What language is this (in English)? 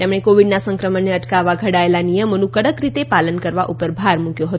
Gujarati